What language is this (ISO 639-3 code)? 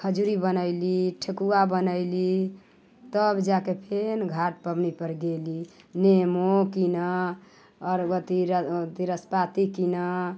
mai